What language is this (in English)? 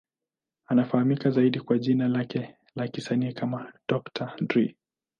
Swahili